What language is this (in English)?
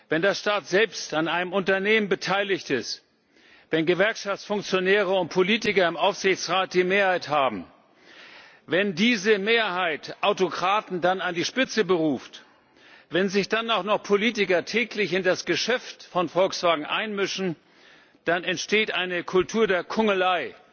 German